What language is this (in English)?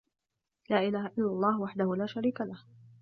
Arabic